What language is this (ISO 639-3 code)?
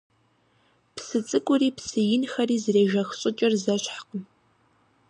kbd